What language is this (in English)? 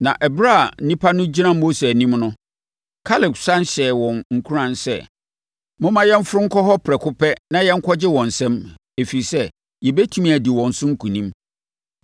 Akan